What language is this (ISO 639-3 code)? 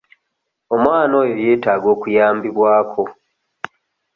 lug